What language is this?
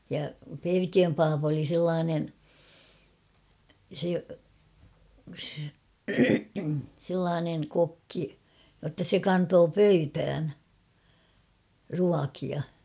Finnish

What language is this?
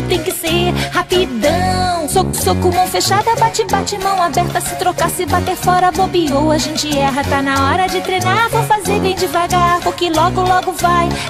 Portuguese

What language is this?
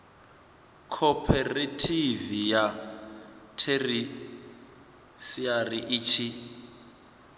Venda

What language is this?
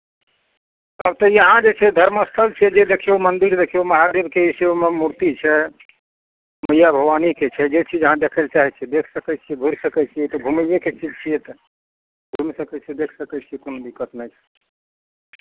Maithili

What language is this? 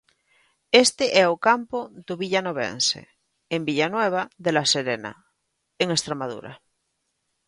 Galician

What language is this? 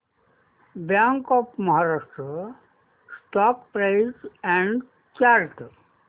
Marathi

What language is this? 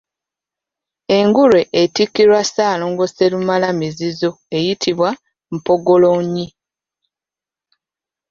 Ganda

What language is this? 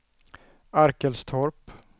Swedish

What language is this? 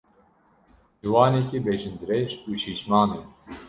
Kurdish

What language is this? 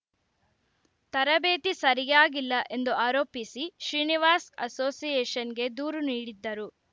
Kannada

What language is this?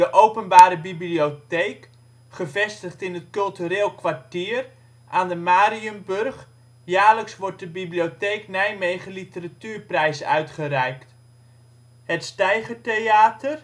Dutch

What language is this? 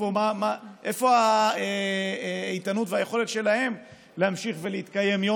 Hebrew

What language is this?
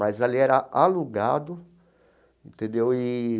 Portuguese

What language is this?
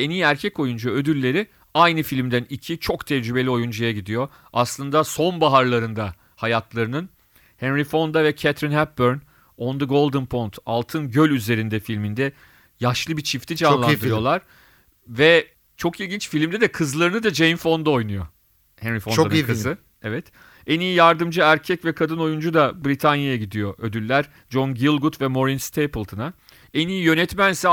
Turkish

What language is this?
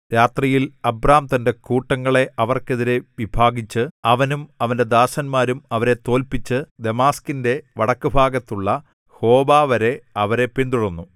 Malayalam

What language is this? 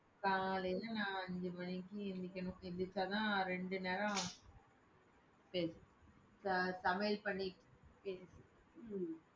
Tamil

